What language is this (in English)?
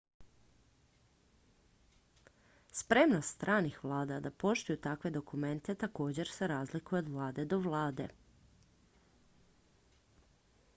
Croatian